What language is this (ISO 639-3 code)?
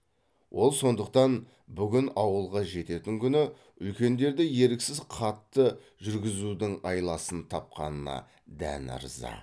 kaz